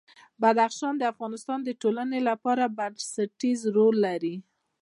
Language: Pashto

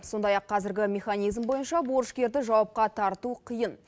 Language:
Kazakh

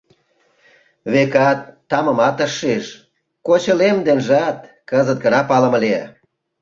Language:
Mari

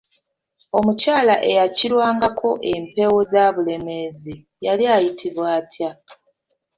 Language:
Ganda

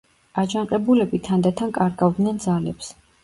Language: Georgian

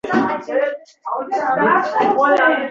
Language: Uzbek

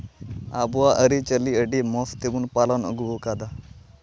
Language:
Santali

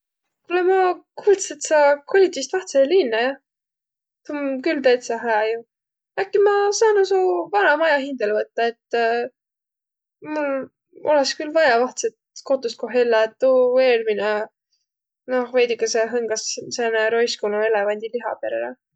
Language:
Võro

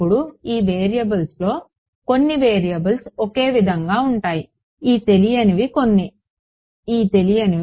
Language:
Telugu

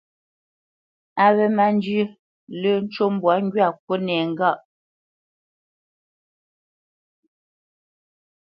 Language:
Bamenyam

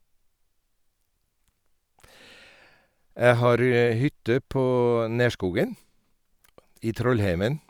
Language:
Norwegian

